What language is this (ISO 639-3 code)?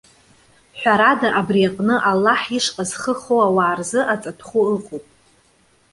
abk